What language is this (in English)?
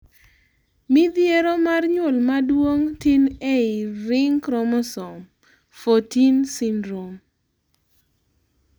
Luo (Kenya and Tanzania)